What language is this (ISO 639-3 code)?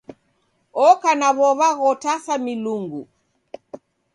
dav